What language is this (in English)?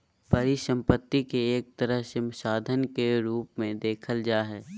Magahi